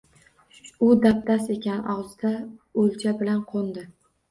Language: Uzbek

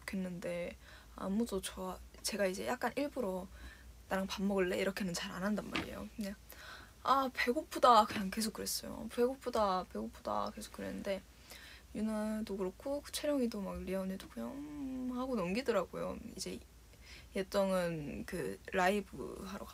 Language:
Korean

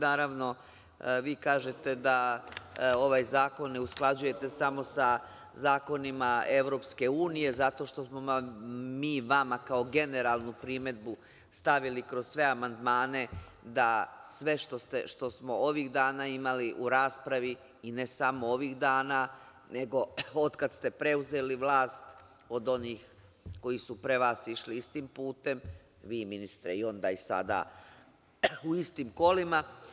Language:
Serbian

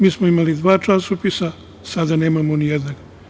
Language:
Serbian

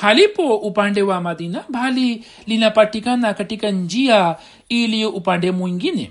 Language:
Swahili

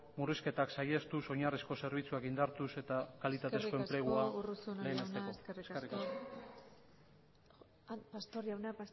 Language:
Basque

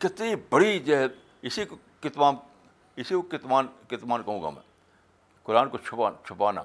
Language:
Urdu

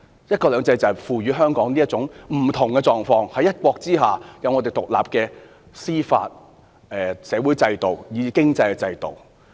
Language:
Cantonese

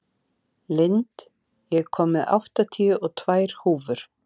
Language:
Icelandic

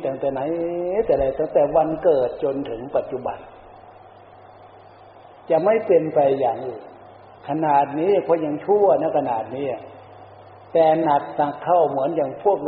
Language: Thai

